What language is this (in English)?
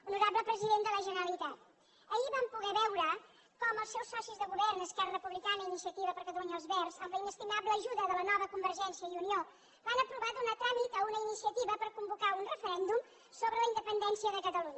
Catalan